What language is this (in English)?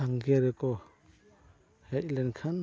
Santali